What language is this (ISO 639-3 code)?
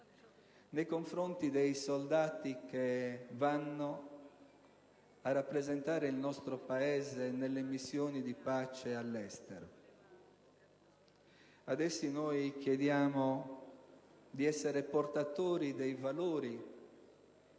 ita